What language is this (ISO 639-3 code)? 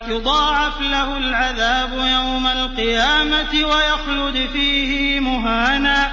ara